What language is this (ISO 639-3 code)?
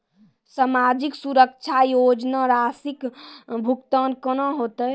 mai